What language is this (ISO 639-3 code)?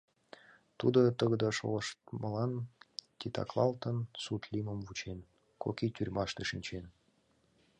chm